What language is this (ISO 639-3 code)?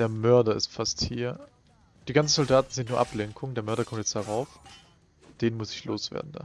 deu